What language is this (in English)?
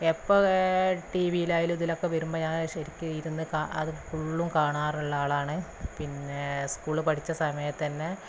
Malayalam